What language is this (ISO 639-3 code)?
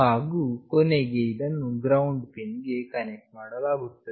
kan